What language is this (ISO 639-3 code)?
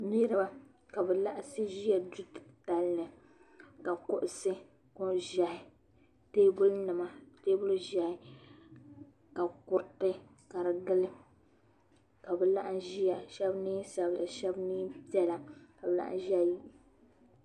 dag